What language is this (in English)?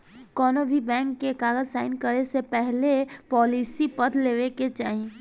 Bhojpuri